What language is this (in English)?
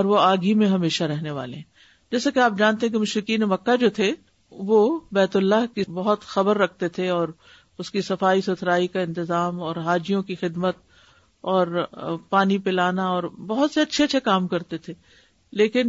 Urdu